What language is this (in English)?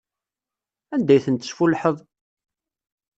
Kabyle